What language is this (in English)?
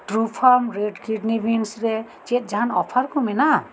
Santali